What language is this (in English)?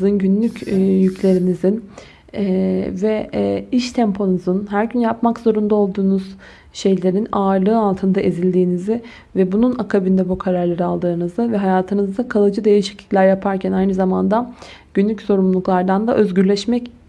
Turkish